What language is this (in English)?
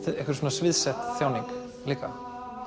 Icelandic